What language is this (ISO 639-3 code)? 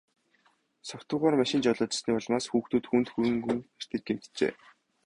mon